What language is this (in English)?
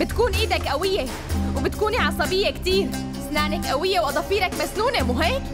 Arabic